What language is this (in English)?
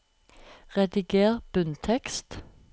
Norwegian